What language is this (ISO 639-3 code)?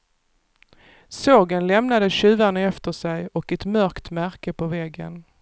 swe